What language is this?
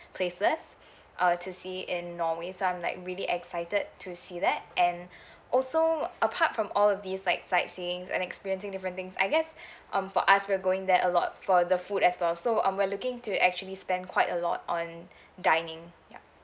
English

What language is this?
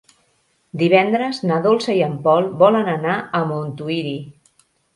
Catalan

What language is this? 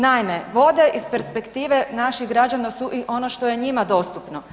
Croatian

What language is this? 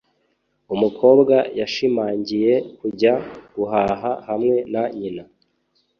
Kinyarwanda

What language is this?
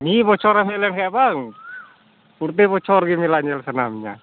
Santali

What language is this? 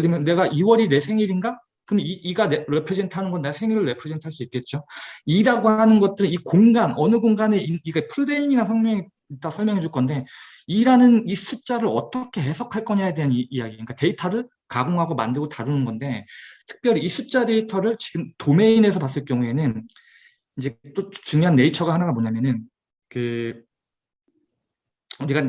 Korean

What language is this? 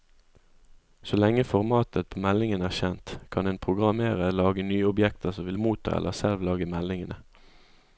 Norwegian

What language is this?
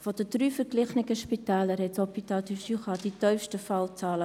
Swiss German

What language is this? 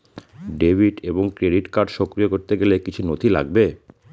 Bangla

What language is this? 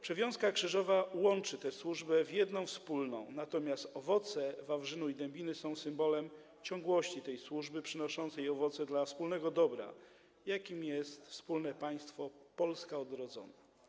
Polish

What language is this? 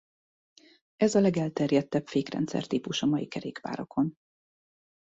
Hungarian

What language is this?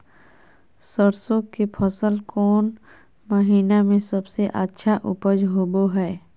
Magahi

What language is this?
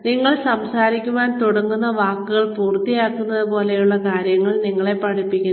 Malayalam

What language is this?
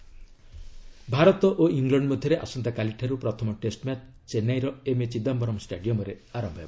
Odia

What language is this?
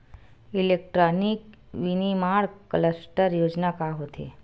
Chhattisgarhi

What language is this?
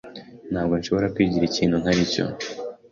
Kinyarwanda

